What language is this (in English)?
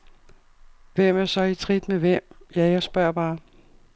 Danish